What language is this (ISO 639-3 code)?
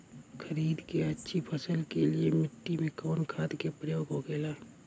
bho